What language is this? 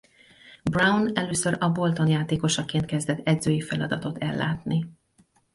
Hungarian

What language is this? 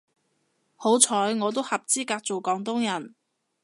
Cantonese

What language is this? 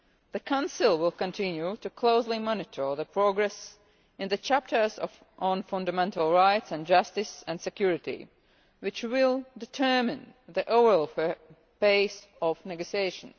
English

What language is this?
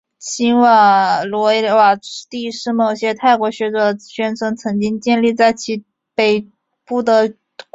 Chinese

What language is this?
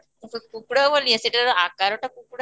Odia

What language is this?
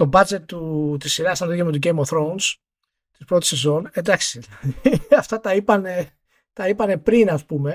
Greek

